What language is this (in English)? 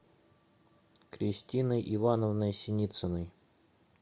Russian